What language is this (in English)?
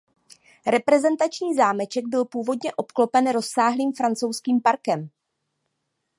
Czech